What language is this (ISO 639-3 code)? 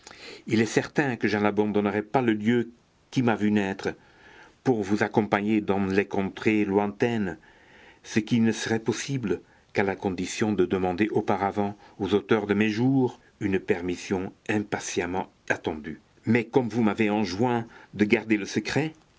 fra